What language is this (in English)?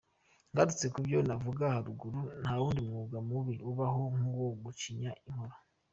Kinyarwanda